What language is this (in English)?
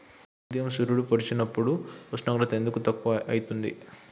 Telugu